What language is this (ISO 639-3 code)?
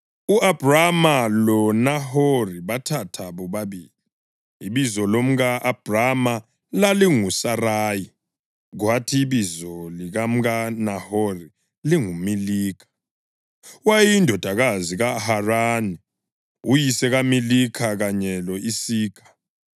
nde